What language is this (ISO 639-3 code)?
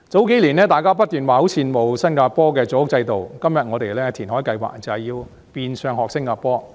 yue